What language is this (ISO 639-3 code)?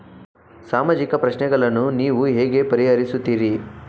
kan